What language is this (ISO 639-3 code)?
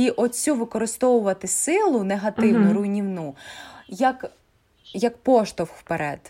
ukr